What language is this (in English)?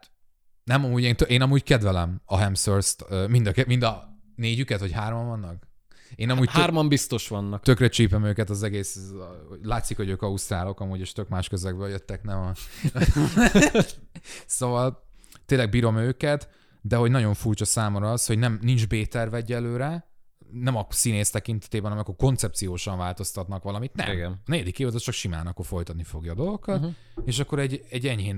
Hungarian